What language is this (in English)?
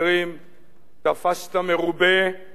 Hebrew